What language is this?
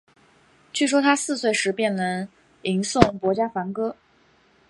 Chinese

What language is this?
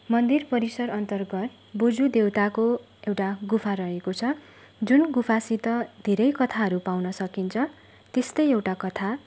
Nepali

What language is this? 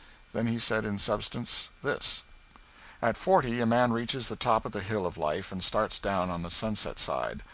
English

